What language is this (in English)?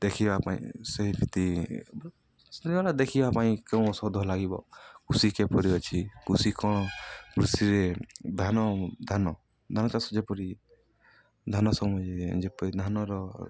Odia